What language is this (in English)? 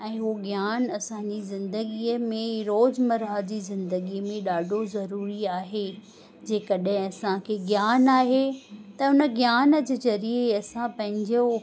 Sindhi